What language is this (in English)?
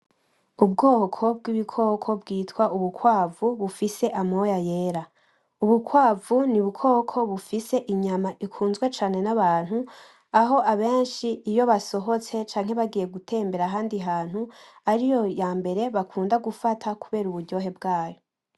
Rundi